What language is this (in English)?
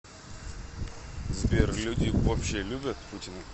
Russian